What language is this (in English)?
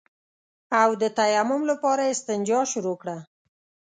Pashto